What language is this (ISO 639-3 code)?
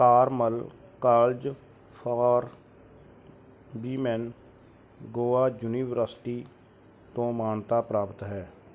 pan